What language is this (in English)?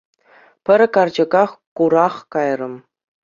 Chuvash